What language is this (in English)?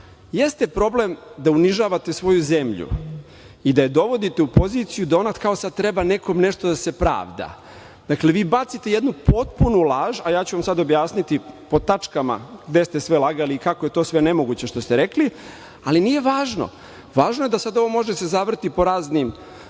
Serbian